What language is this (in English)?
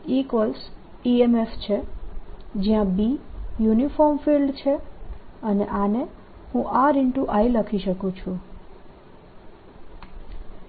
Gujarati